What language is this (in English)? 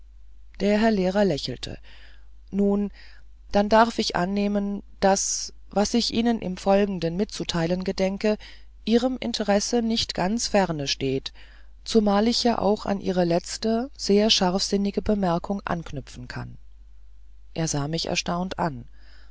German